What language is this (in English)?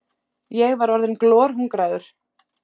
Icelandic